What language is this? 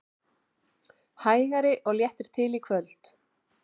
Icelandic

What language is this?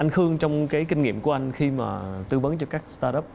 Vietnamese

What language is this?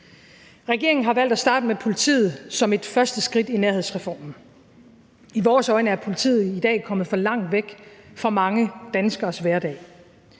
Danish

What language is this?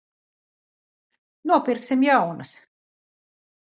Latvian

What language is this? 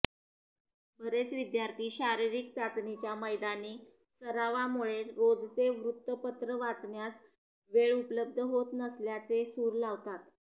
Marathi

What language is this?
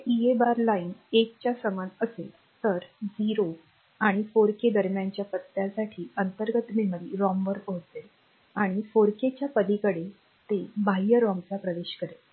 Marathi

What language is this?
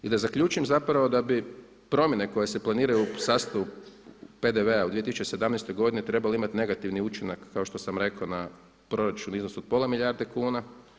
Croatian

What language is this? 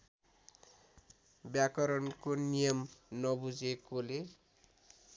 Nepali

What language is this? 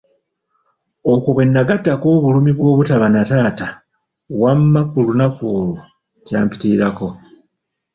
Ganda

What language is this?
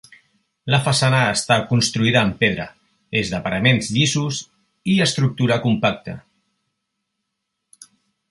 Catalan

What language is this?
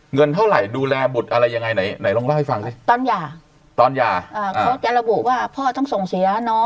Thai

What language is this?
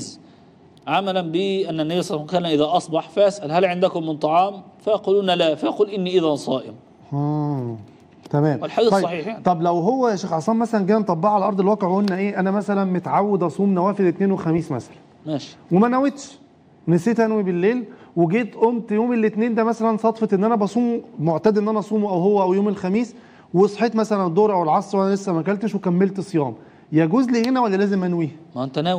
Arabic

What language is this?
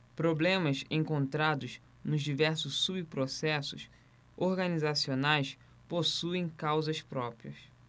Portuguese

